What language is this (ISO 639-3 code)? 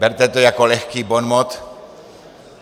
ces